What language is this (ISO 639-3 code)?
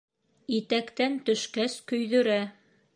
bak